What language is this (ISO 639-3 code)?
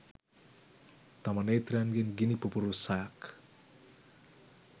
sin